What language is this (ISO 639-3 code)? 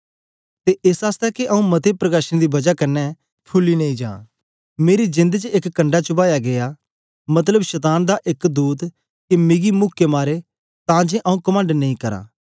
doi